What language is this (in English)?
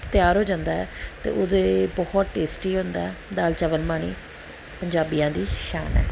Punjabi